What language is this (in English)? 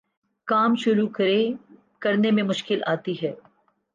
Urdu